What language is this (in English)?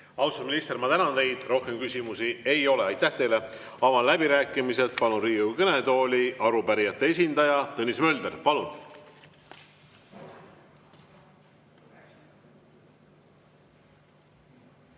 Estonian